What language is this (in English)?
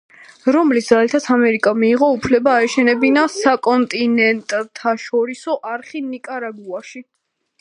Georgian